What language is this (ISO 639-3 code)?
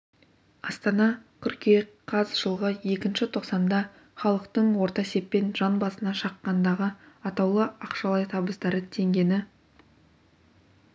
kaz